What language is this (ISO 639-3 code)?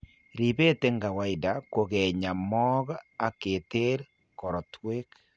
kln